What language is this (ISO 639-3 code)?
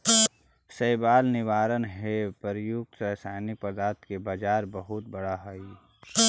mag